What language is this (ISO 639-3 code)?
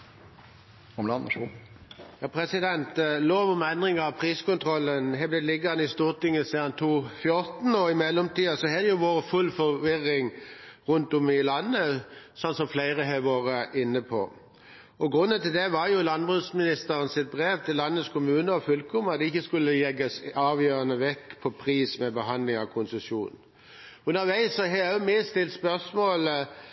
nor